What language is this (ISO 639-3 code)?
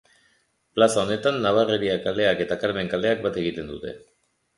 eus